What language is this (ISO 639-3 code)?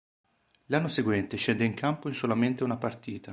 ita